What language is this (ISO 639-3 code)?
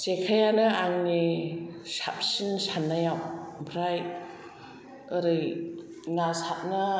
brx